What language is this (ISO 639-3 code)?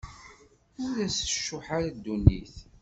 kab